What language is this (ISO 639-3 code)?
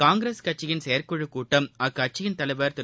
tam